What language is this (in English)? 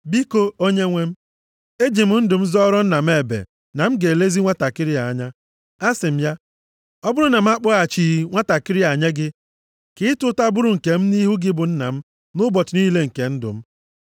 Igbo